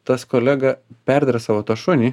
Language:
Lithuanian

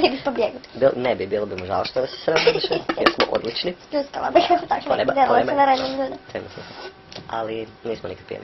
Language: Croatian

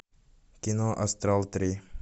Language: Russian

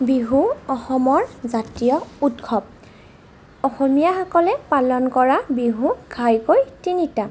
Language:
Assamese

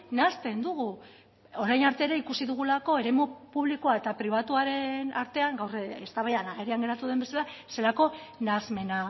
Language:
Basque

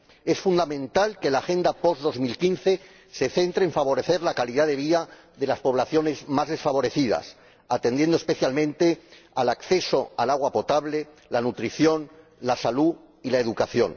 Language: Spanish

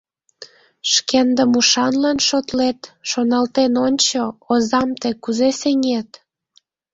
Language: Mari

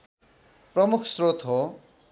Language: Nepali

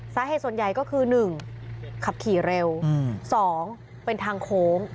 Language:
Thai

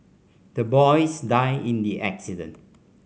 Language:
English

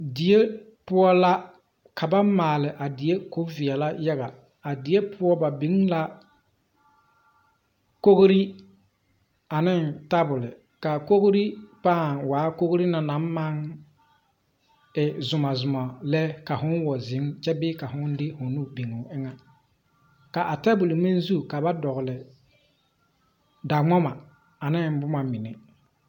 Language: Southern Dagaare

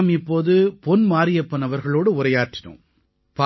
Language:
Tamil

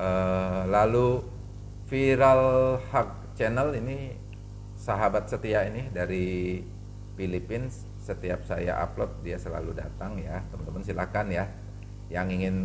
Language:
Indonesian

